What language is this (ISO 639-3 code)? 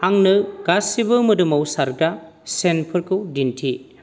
brx